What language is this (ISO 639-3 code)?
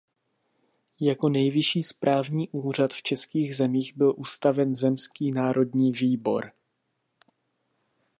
ces